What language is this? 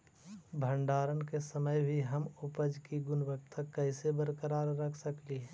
Magahi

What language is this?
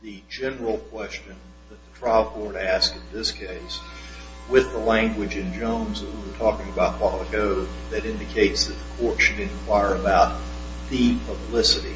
English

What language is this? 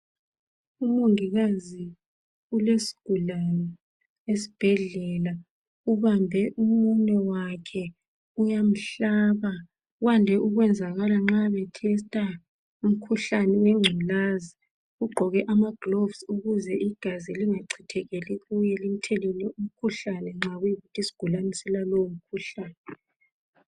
North Ndebele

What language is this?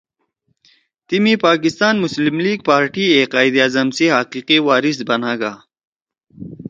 Torwali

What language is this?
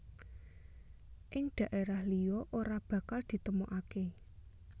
Javanese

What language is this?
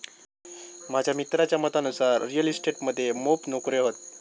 Marathi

